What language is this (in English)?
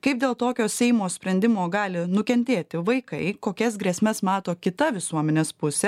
Lithuanian